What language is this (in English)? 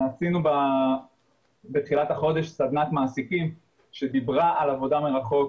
Hebrew